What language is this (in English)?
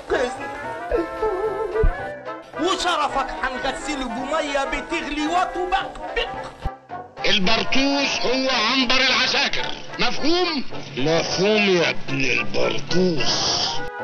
Arabic